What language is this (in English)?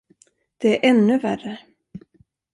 Swedish